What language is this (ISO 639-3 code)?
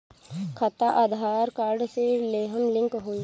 bho